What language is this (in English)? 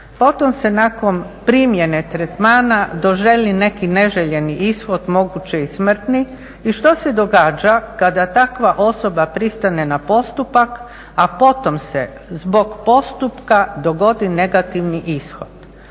Croatian